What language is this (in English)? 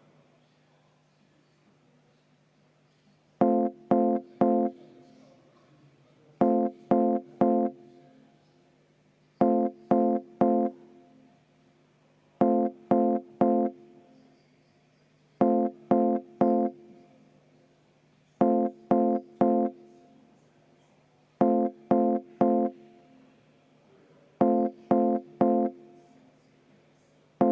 Estonian